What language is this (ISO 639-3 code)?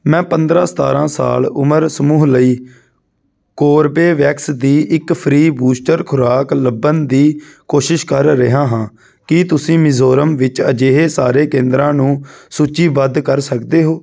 pan